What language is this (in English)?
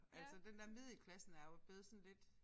Danish